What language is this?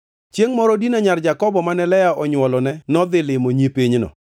Luo (Kenya and Tanzania)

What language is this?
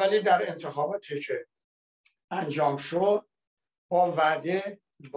Persian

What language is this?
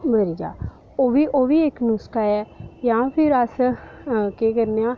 Dogri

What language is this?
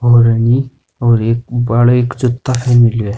Rajasthani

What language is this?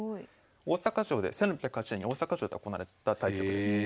Japanese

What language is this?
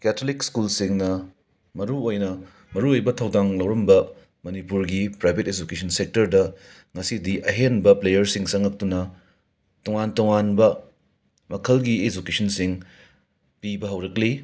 Manipuri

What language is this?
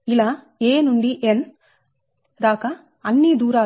Telugu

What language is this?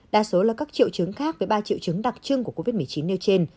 Vietnamese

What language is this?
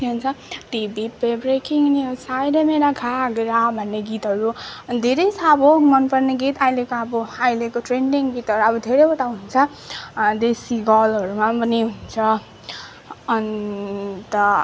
Nepali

